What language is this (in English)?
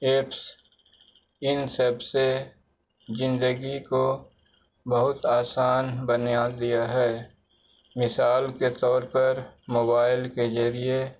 Urdu